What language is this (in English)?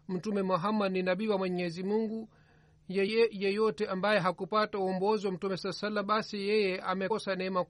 Swahili